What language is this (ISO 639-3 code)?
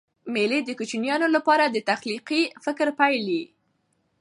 pus